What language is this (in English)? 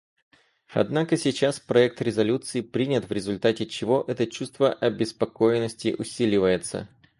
Russian